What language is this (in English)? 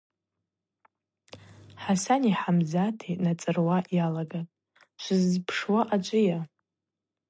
Abaza